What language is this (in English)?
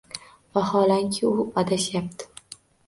Uzbek